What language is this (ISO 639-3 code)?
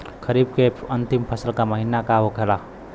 bho